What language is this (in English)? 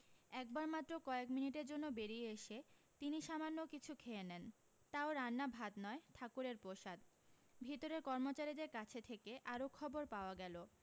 Bangla